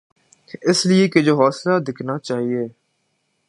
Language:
Urdu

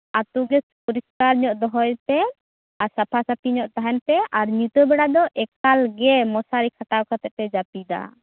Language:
Santali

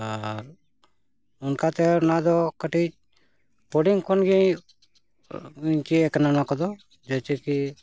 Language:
Santali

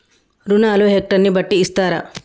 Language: Telugu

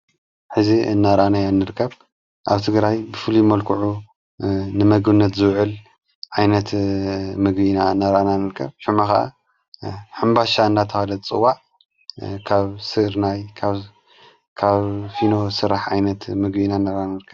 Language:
Tigrinya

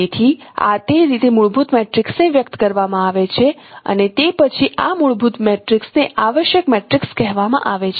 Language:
Gujarati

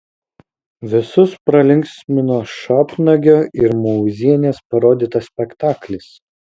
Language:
Lithuanian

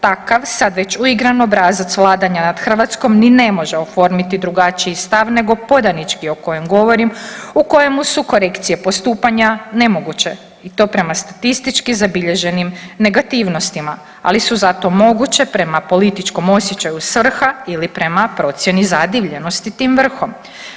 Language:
Croatian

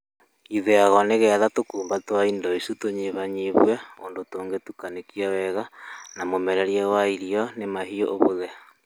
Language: Kikuyu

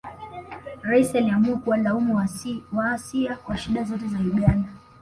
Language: Swahili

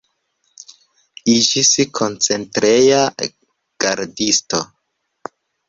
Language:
Esperanto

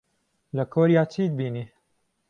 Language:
Central Kurdish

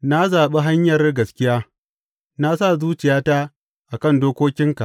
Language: Hausa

